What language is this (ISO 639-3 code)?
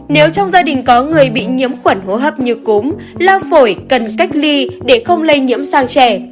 vie